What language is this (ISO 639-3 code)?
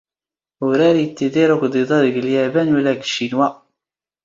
zgh